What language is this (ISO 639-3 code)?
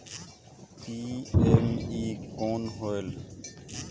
hne